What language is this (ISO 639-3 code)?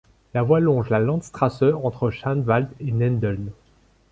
fra